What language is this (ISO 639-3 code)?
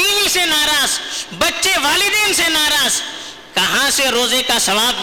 urd